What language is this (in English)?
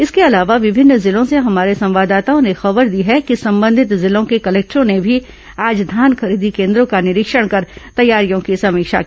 Hindi